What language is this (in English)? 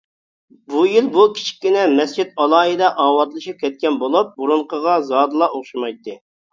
Uyghur